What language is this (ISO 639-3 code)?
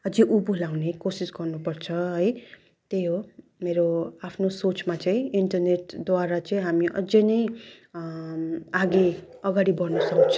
nep